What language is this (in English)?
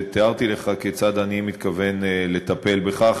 Hebrew